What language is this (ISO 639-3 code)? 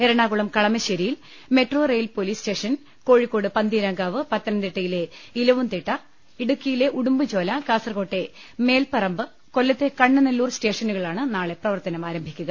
mal